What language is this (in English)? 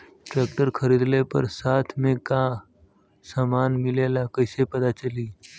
Bhojpuri